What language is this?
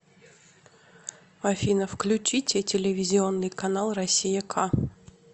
Russian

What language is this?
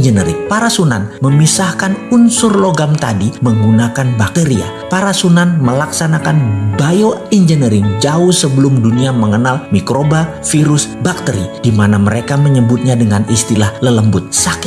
Indonesian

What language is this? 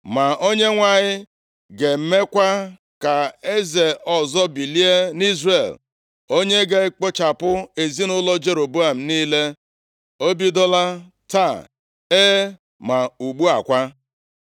Igbo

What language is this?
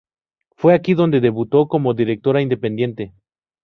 Spanish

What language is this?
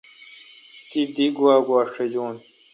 Kalkoti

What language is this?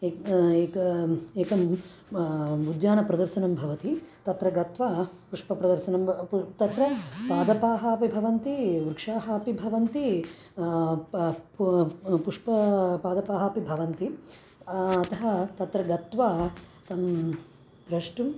Sanskrit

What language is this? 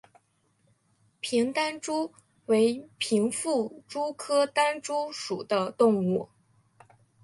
Chinese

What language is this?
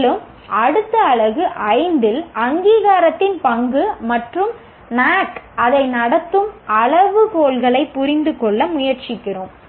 Tamil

